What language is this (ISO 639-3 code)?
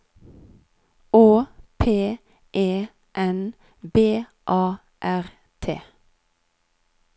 nor